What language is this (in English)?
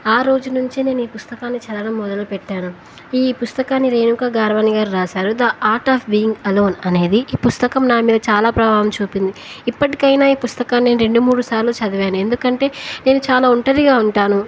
Telugu